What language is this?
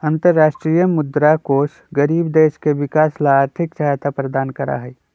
Magahi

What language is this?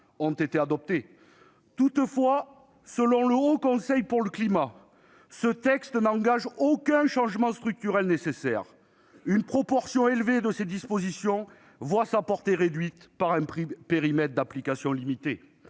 French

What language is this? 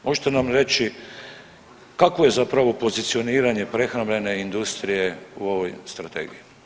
Croatian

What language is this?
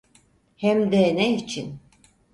Turkish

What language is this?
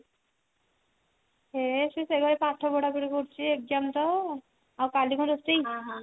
Odia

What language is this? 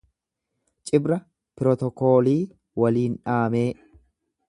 Oromo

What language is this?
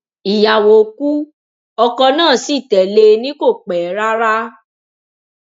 Yoruba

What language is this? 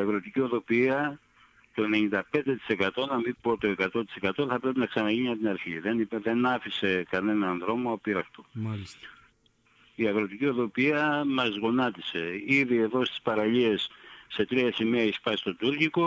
Greek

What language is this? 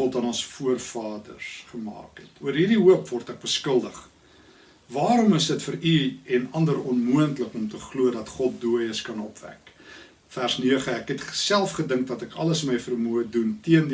Dutch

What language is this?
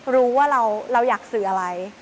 Thai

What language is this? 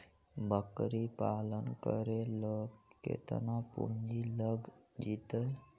Magahi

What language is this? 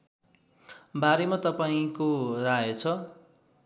Nepali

